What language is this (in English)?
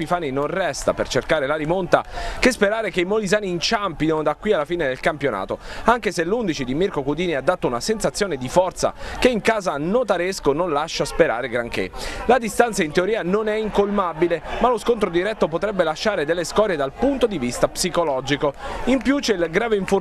Italian